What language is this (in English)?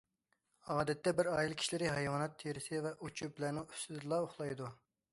Uyghur